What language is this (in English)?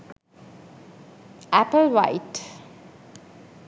Sinhala